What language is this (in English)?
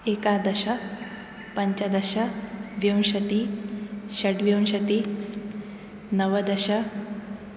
Sanskrit